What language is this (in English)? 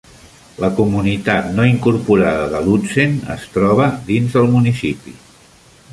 Catalan